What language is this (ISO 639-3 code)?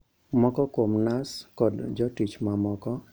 luo